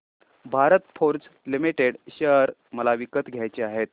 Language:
Marathi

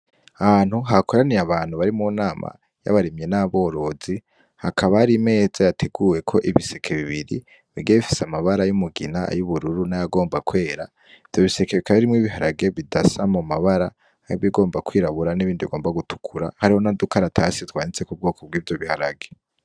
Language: Rundi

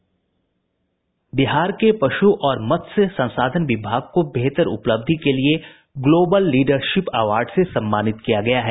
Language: Hindi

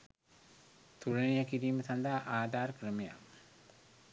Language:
Sinhala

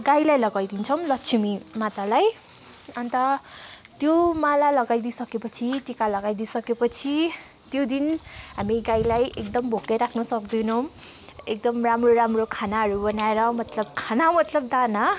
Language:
Nepali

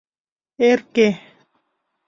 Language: Mari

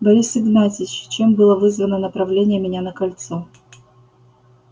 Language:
Russian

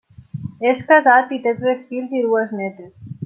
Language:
Catalan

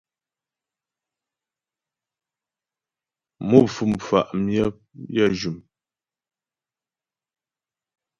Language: Ghomala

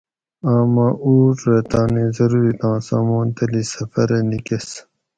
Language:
Gawri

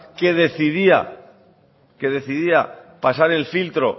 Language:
Spanish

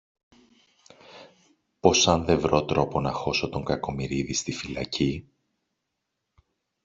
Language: Greek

